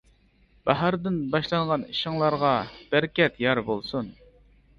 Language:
Uyghur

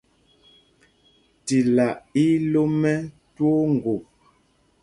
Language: Mpumpong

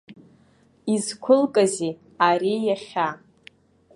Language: Abkhazian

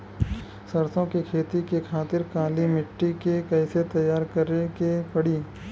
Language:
Bhojpuri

